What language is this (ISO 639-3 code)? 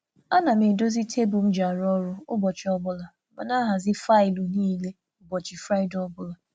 ibo